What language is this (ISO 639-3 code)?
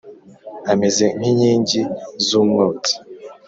kin